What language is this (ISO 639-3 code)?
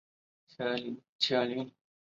zho